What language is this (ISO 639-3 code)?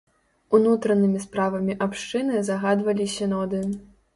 bel